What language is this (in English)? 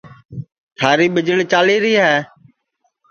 Sansi